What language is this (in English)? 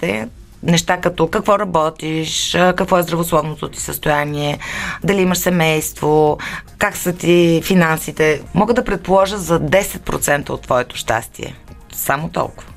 Bulgarian